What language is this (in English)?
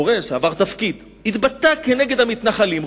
Hebrew